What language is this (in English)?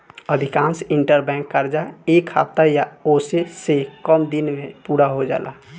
Bhojpuri